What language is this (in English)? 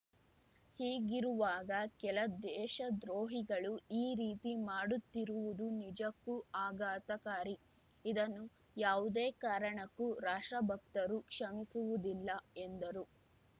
Kannada